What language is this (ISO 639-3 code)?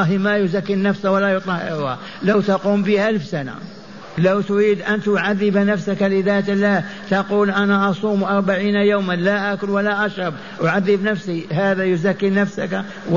ara